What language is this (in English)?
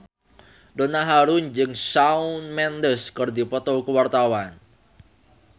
Sundanese